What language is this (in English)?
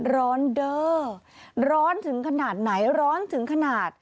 Thai